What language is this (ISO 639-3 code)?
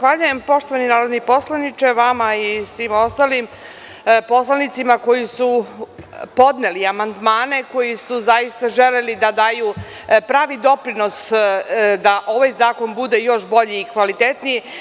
srp